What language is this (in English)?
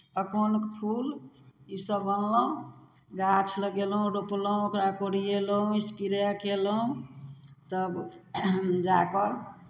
Maithili